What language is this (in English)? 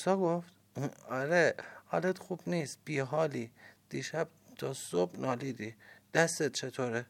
Persian